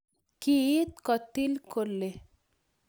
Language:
Kalenjin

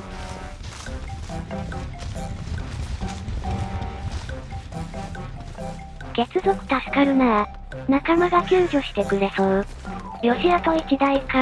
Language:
Japanese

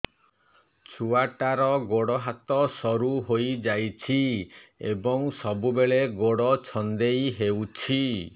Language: Odia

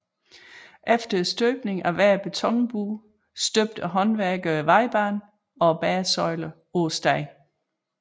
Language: Danish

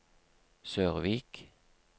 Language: Norwegian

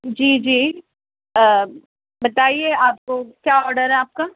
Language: Urdu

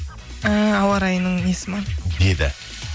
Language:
Kazakh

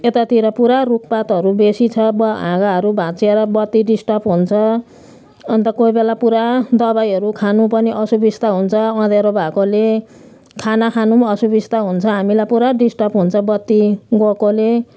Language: Nepali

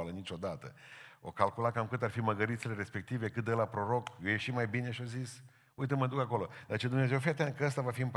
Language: Romanian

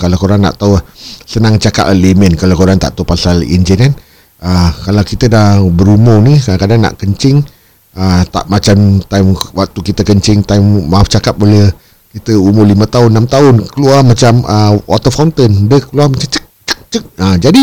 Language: Malay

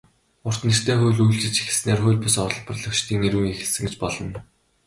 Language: Mongolian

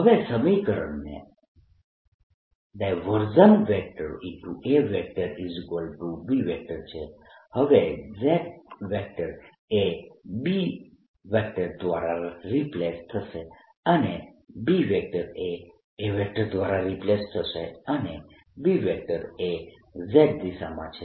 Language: Gujarati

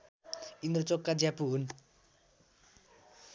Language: Nepali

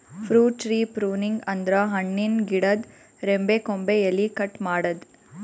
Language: Kannada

